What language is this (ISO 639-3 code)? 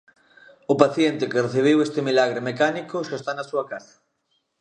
glg